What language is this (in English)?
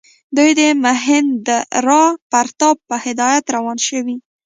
Pashto